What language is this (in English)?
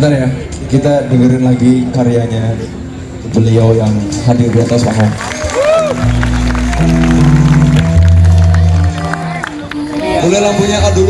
Indonesian